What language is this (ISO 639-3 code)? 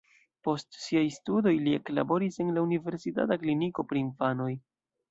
epo